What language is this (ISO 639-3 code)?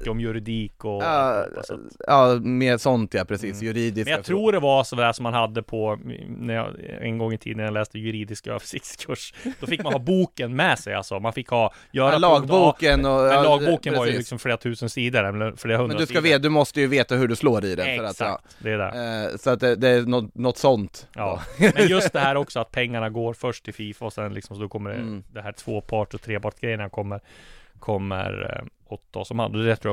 swe